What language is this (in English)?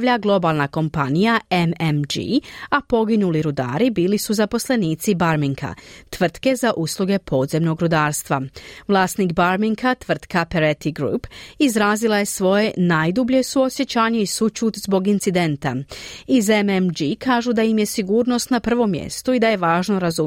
Croatian